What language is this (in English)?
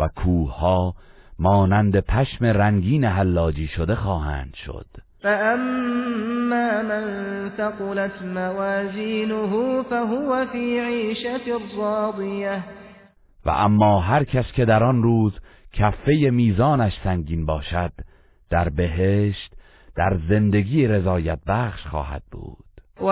Persian